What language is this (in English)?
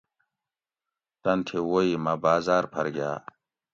Gawri